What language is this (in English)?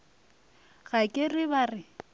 Northern Sotho